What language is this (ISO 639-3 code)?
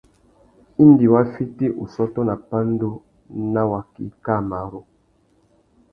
bag